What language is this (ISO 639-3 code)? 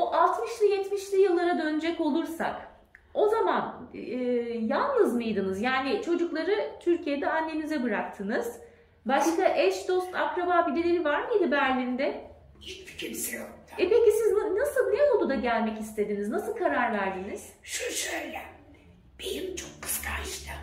tur